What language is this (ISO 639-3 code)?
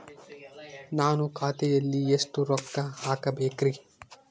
kan